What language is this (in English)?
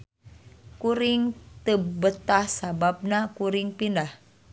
Sundanese